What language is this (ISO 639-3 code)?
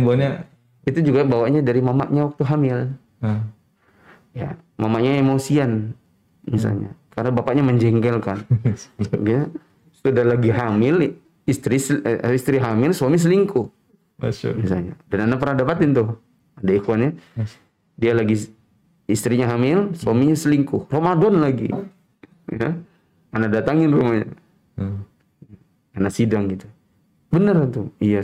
ind